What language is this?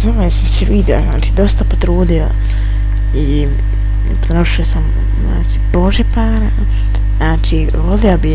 Bosnian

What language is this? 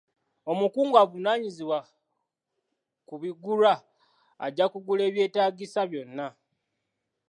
Ganda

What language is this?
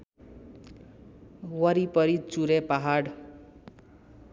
Nepali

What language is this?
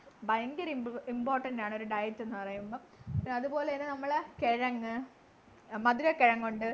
Malayalam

